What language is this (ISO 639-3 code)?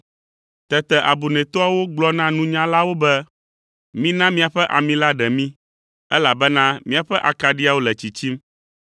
ewe